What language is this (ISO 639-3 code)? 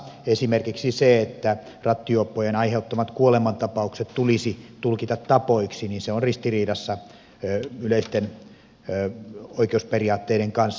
fin